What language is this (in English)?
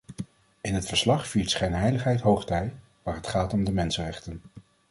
Dutch